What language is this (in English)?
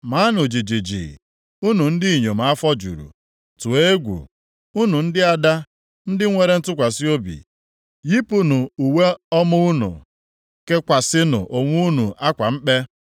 Igbo